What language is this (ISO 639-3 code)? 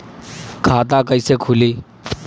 bho